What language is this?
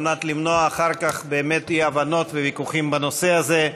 Hebrew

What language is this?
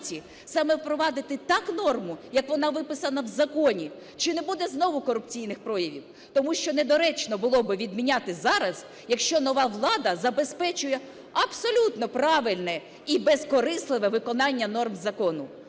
Ukrainian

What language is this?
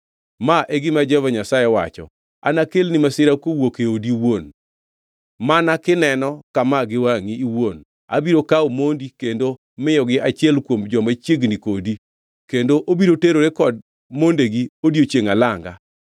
Luo (Kenya and Tanzania)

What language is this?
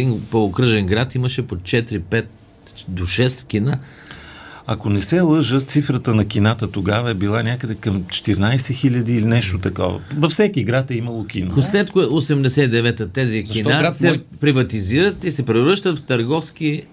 Bulgarian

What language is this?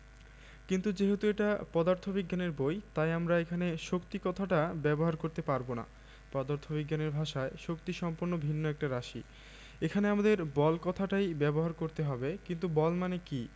Bangla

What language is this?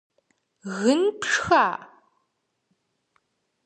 Kabardian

